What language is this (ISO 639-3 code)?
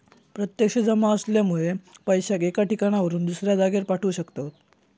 mar